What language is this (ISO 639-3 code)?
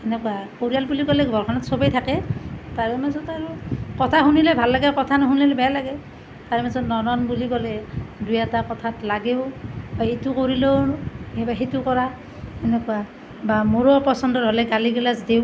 asm